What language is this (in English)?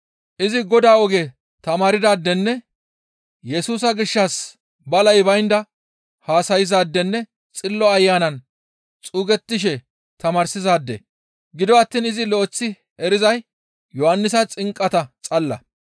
Gamo